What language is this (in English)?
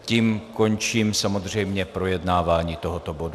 Czech